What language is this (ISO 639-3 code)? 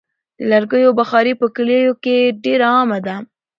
pus